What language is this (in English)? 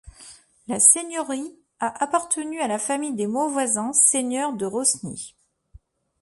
French